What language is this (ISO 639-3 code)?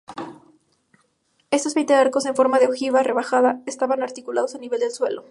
spa